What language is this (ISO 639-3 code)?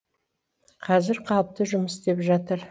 kaz